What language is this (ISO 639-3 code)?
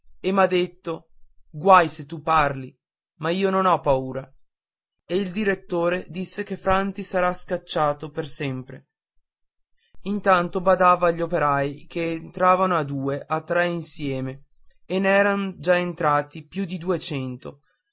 ita